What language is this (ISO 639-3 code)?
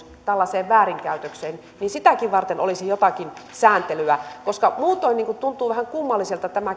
fin